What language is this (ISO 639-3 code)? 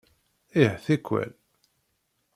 kab